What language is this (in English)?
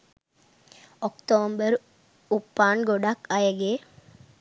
Sinhala